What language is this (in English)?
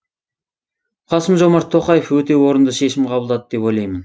Kazakh